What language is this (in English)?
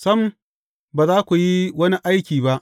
Hausa